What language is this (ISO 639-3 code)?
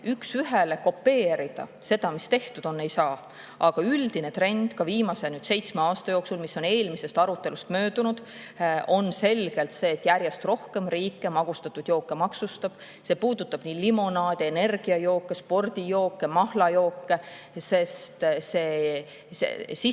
est